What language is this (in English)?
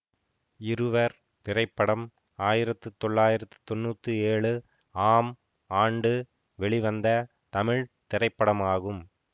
Tamil